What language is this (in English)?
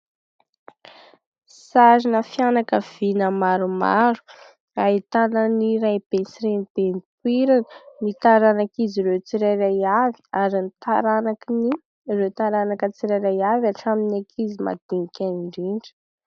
Malagasy